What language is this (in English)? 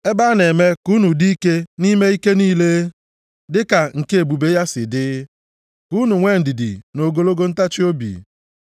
Igbo